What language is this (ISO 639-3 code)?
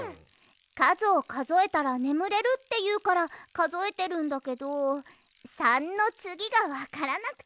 jpn